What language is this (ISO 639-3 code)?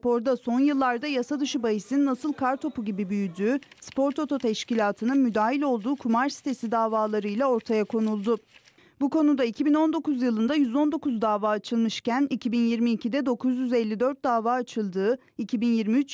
tur